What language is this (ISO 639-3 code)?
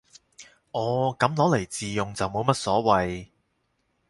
yue